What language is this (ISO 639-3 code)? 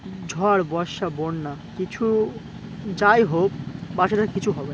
ben